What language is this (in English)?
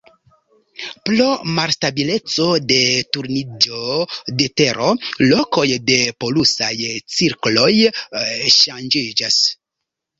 Esperanto